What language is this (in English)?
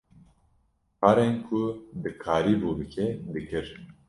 Kurdish